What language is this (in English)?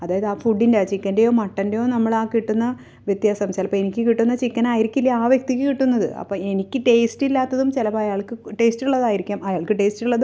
Malayalam